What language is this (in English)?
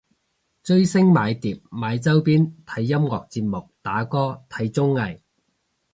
Cantonese